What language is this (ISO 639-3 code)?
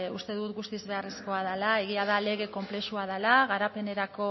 eus